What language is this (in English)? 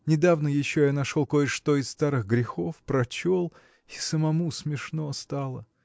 Russian